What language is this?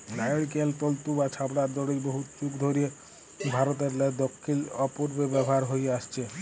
Bangla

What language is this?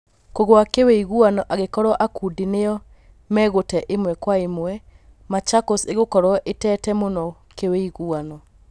Kikuyu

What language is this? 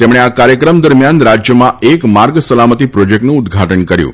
Gujarati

